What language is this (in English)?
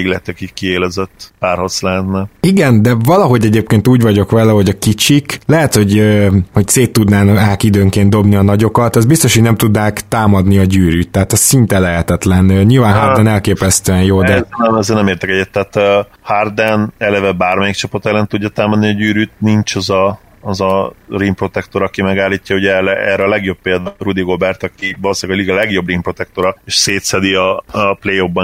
Hungarian